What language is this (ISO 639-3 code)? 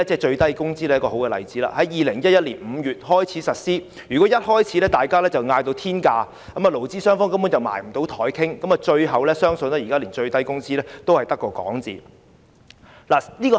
yue